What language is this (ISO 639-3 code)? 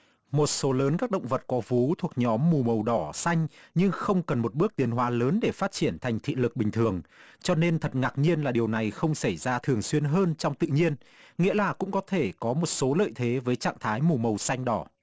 vie